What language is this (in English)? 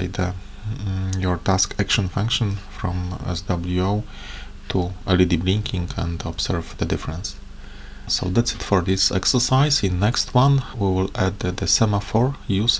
English